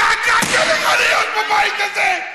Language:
Hebrew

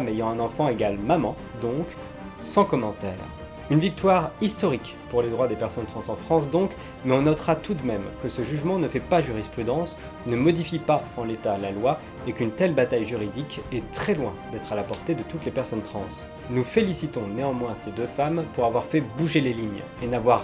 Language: French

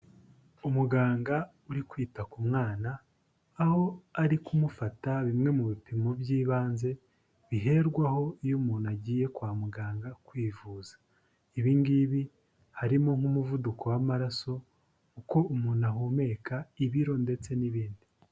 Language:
Kinyarwanda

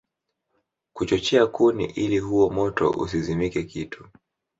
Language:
Swahili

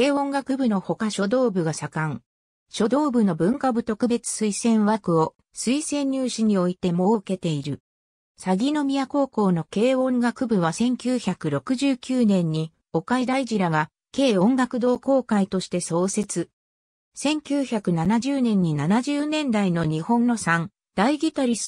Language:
Japanese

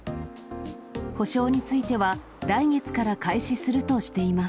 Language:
Japanese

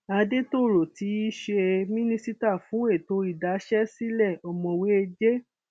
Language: Yoruba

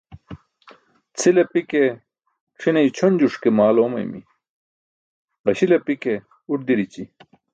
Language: Burushaski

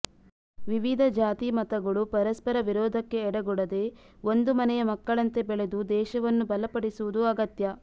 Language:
Kannada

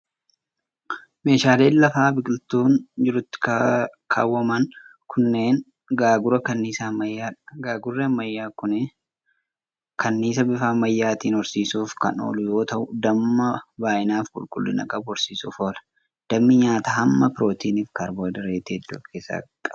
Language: Oromo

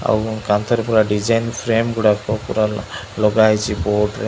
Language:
Odia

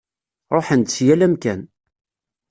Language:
Kabyle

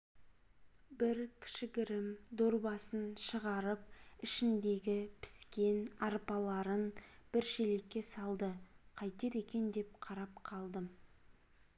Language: Kazakh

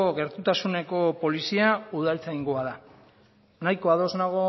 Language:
Basque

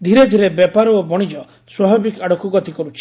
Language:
Odia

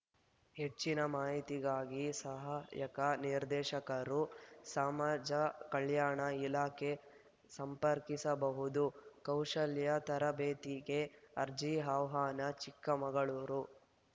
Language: Kannada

